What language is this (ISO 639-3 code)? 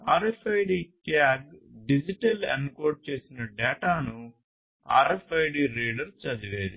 tel